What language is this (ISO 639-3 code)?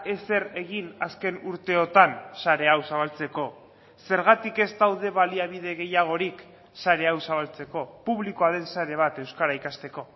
eus